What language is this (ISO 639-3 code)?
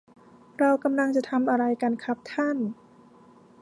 tha